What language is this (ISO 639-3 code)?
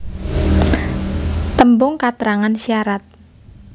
jav